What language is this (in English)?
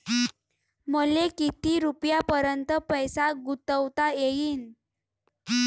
Marathi